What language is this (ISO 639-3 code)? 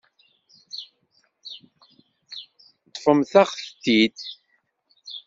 kab